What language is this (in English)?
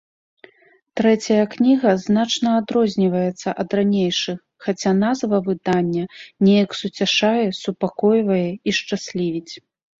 Belarusian